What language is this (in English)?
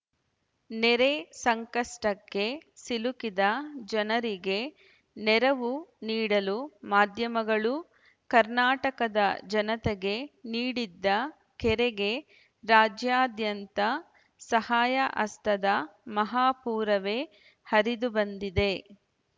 Kannada